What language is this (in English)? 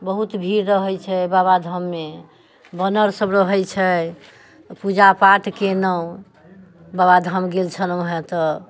Maithili